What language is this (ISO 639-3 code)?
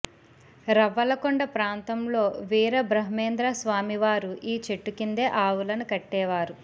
tel